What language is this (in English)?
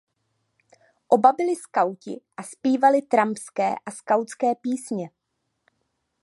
Czech